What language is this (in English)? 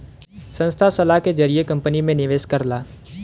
Bhojpuri